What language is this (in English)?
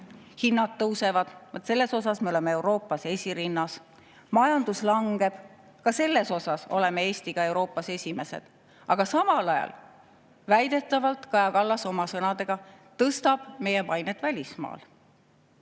Estonian